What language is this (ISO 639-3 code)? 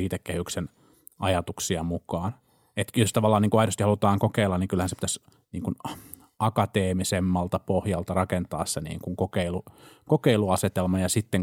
fin